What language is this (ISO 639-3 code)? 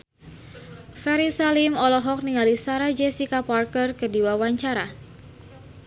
sun